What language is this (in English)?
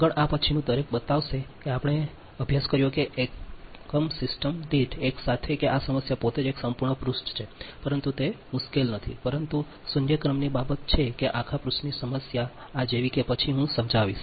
Gujarati